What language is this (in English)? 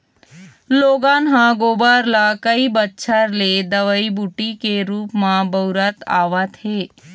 Chhattisgarhi